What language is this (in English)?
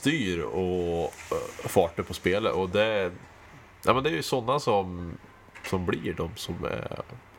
Swedish